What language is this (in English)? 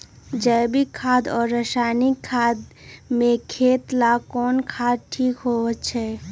Magahi